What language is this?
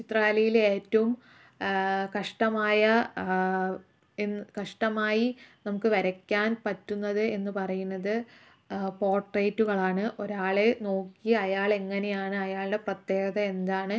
Malayalam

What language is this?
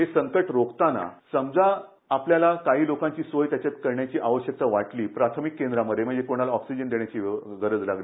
Marathi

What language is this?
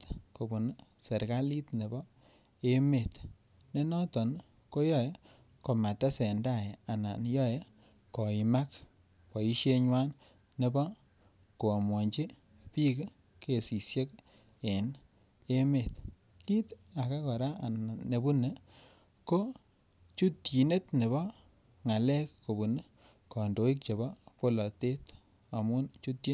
Kalenjin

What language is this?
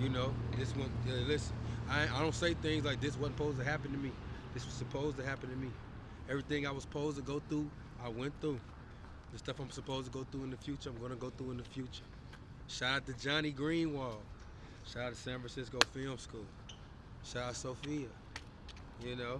English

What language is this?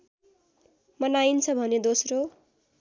Nepali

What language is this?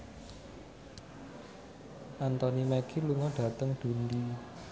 Javanese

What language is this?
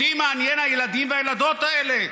Hebrew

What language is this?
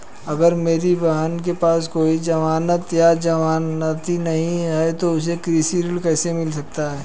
Hindi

